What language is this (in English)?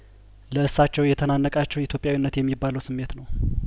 Amharic